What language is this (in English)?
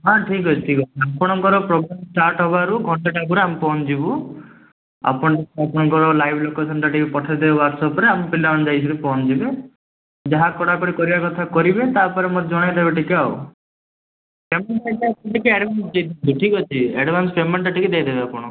Odia